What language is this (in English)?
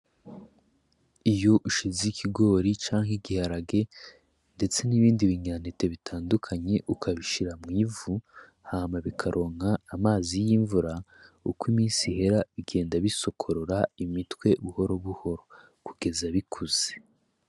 Rundi